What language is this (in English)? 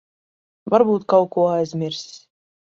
Latvian